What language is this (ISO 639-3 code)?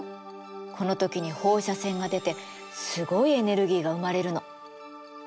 jpn